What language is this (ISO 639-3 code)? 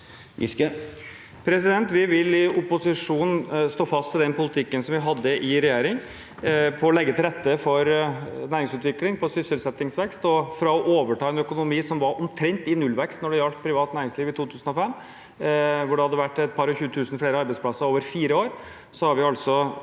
nor